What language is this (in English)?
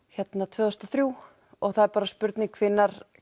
Icelandic